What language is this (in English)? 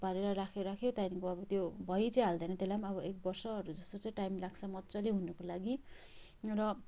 Nepali